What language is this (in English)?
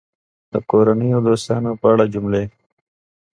Pashto